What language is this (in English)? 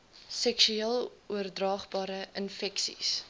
Afrikaans